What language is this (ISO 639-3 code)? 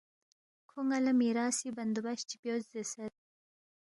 bft